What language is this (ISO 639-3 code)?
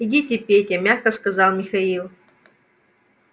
rus